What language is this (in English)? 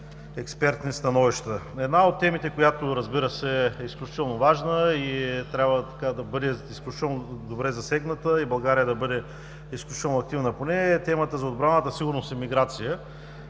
Bulgarian